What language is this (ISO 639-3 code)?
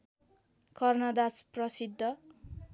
nep